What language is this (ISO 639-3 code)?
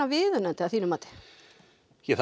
isl